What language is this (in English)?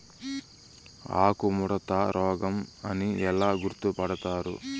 Telugu